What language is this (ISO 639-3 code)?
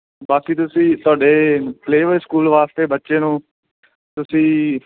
pan